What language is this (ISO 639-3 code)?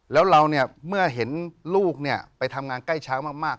tha